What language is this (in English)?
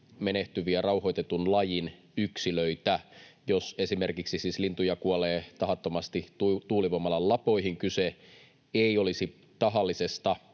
Finnish